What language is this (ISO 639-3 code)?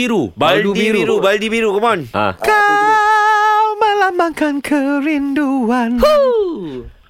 msa